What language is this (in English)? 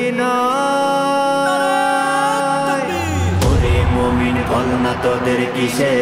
Romanian